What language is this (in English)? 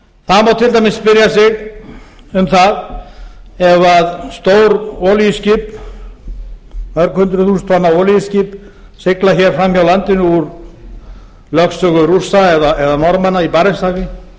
Icelandic